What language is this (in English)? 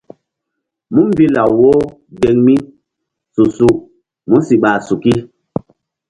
Mbum